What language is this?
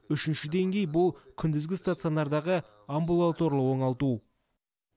Kazakh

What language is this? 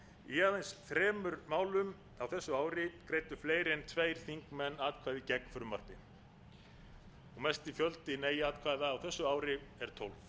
Icelandic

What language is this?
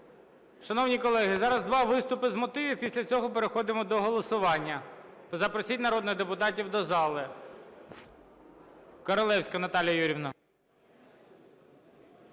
Ukrainian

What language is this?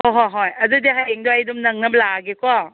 Manipuri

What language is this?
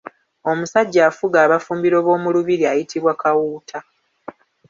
Ganda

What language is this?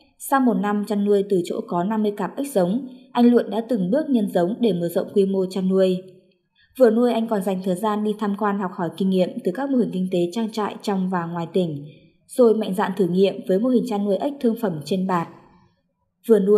Vietnamese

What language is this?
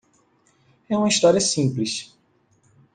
Portuguese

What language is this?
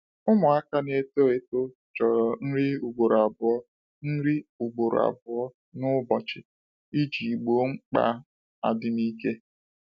Igbo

